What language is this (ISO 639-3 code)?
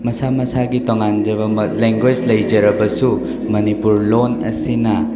mni